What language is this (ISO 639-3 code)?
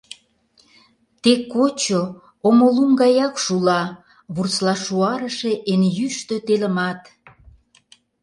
chm